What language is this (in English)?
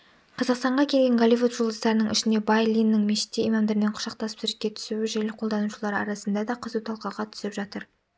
Kazakh